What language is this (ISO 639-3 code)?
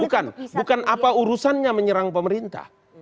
ind